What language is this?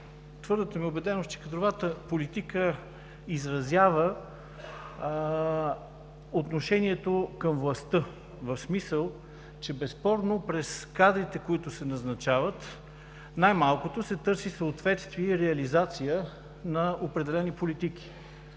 Bulgarian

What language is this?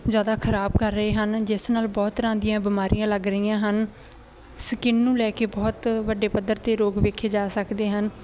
Punjabi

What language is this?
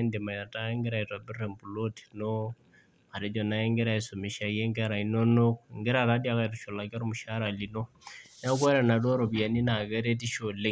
Masai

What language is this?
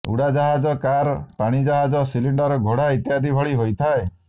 Odia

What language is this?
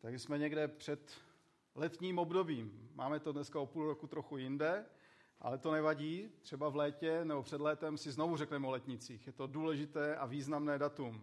Czech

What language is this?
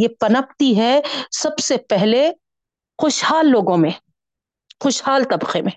Urdu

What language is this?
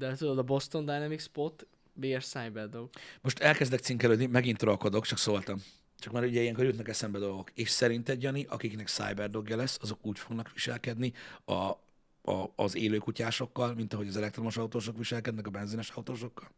Hungarian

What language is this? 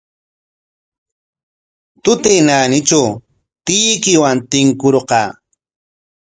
Corongo Ancash Quechua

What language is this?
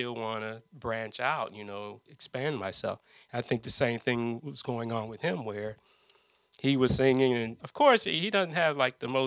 English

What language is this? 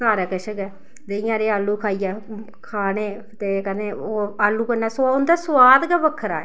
Dogri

